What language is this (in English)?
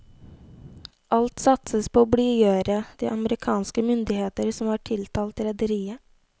Norwegian